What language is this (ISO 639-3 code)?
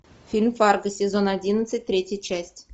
rus